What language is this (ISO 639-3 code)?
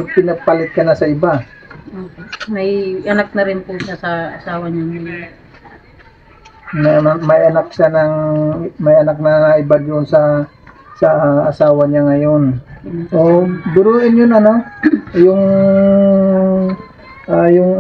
fil